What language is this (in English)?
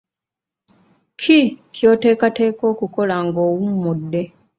Ganda